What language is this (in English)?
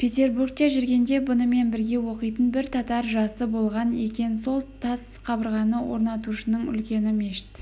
Kazakh